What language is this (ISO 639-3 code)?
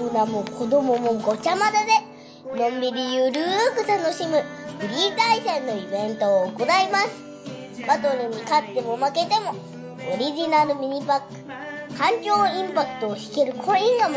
jpn